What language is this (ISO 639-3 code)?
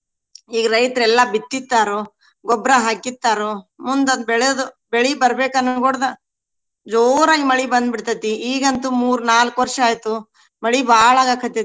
kan